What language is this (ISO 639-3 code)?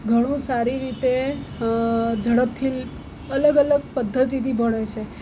guj